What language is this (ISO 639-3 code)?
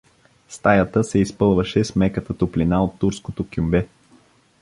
bul